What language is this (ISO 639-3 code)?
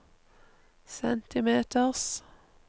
nor